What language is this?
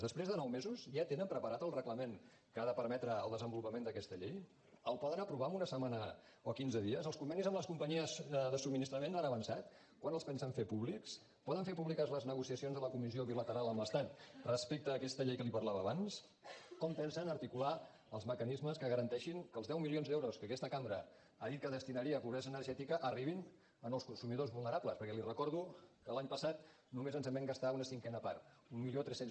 Catalan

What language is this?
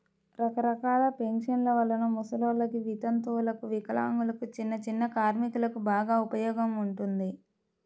Telugu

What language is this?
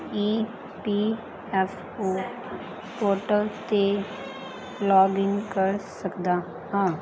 Punjabi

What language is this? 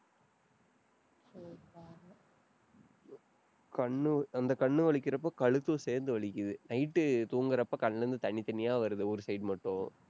Tamil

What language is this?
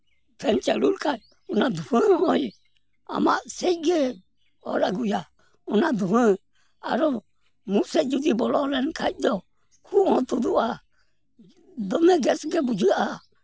Santali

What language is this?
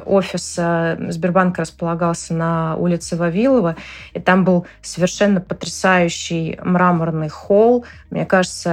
Russian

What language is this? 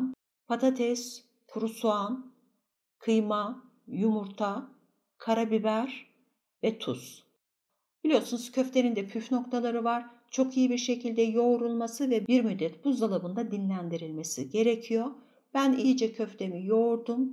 Turkish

